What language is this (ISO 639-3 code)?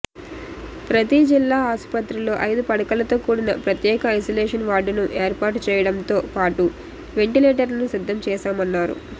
tel